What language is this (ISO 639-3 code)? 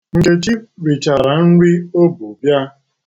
ibo